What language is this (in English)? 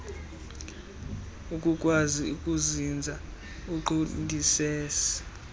Xhosa